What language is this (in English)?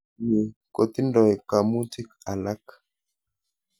Kalenjin